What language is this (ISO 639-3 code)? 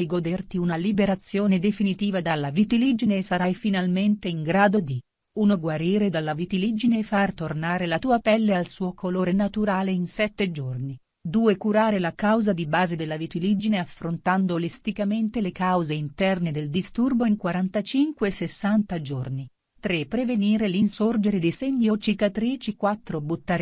ita